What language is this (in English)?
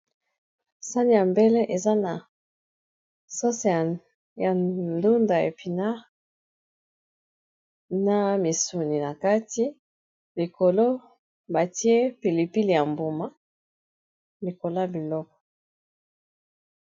Lingala